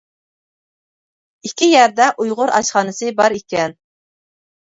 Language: Uyghur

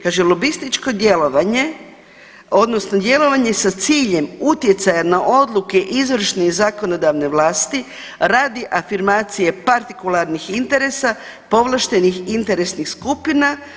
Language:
Croatian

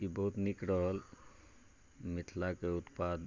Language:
Maithili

